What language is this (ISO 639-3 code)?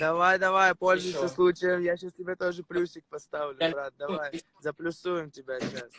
rus